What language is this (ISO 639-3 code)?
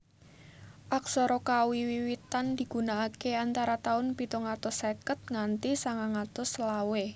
jav